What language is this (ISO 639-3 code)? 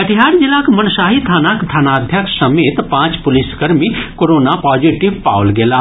mai